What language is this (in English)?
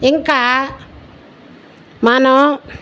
Telugu